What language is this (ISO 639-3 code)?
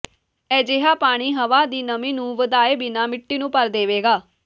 pan